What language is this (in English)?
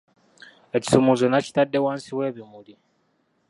Ganda